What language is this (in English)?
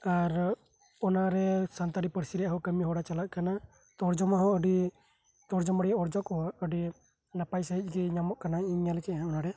Santali